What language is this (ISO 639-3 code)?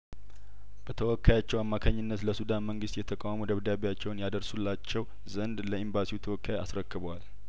amh